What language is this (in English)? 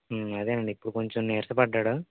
Telugu